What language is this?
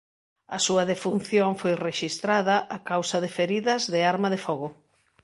Galician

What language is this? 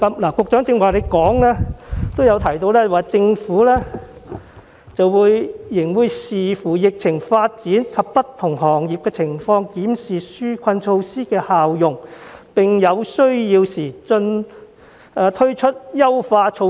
Cantonese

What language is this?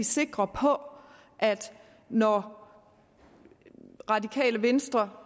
Danish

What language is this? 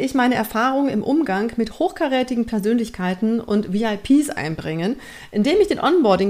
German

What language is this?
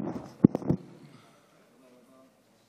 Hebrew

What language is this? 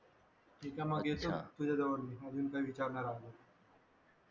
Marathi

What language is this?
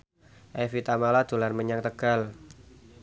Javanese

